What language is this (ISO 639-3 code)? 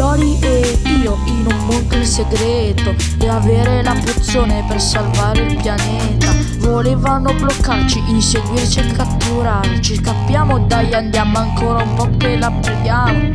ita